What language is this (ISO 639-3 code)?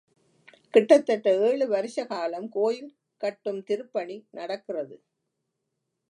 tam